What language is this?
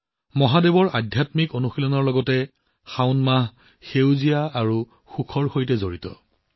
Assamese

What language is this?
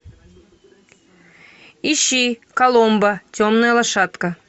Russian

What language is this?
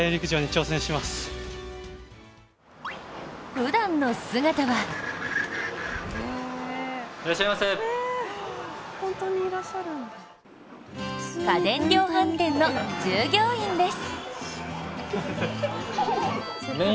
Japanese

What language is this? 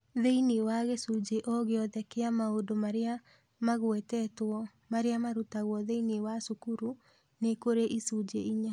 Kikuyu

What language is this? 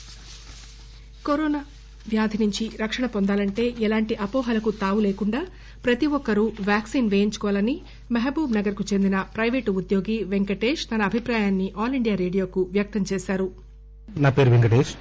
Telugu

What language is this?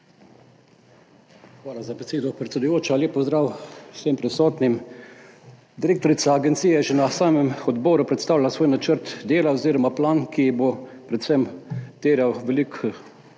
Slovenian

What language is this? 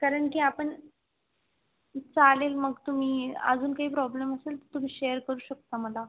Marathi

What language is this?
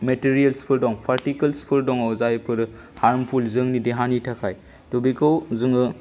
Bodo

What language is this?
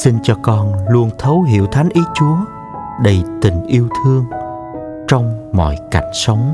Vietnamese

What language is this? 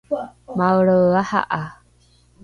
Rukai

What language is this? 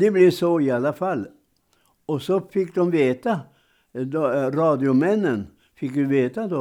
Swedish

